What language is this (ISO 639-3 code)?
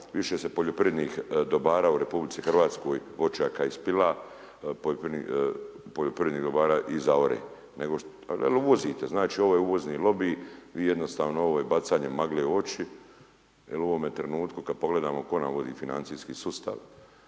hrv